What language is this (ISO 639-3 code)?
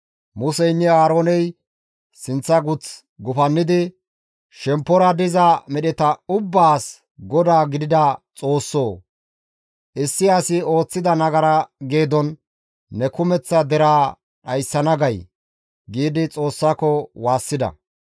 gmv